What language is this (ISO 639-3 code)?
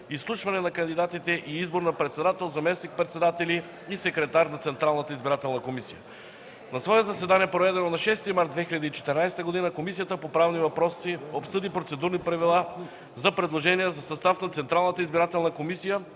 bul